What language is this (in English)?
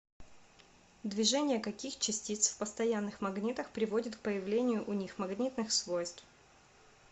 Russian